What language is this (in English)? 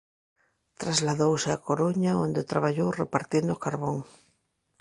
Galician